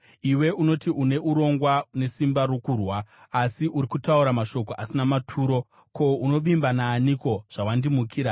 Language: Shona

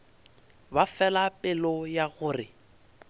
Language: Northern Sotho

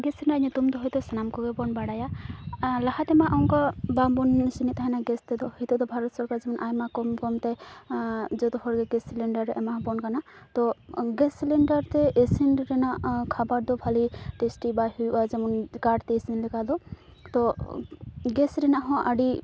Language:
Santali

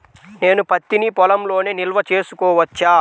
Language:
Telugu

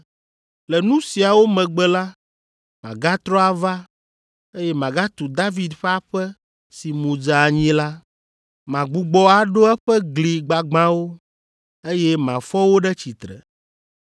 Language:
Ewe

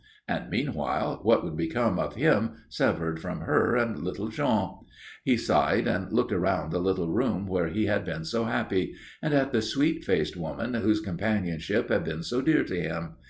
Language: English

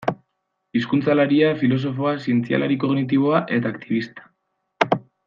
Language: Basque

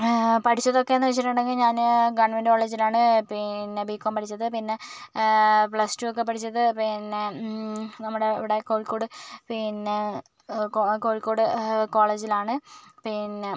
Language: Malayalam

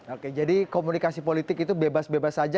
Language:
Indonesian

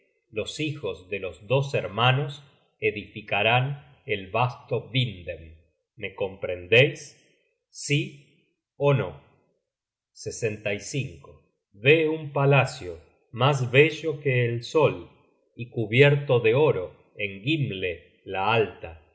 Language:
Spanish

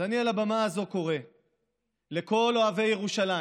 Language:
Hebrew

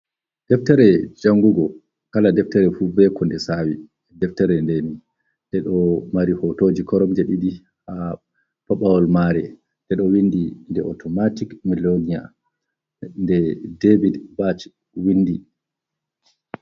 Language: Fula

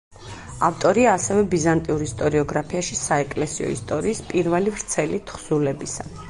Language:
Georgian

